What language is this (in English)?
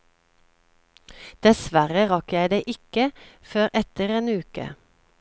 Norwegian